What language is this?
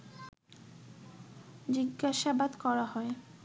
Bangla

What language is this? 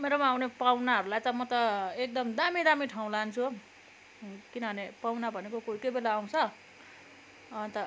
Nepali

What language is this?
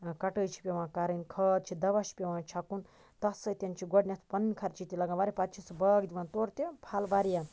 Kashmiri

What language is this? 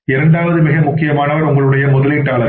Tamil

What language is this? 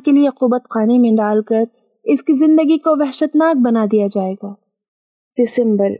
Urdu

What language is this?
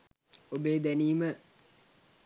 Sinhala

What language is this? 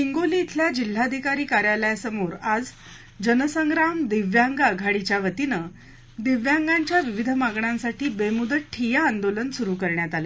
Marathi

